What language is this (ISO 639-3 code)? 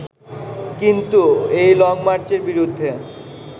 ben